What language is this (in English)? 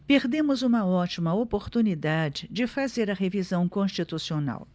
Portuguese